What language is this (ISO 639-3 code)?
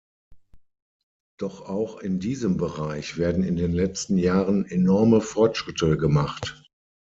deu